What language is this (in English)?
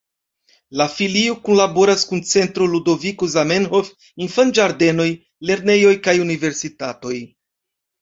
Esperanto